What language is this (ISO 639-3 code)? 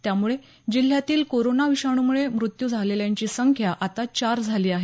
mar